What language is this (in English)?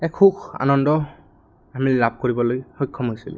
Assamese